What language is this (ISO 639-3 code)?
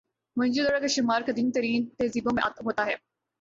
urd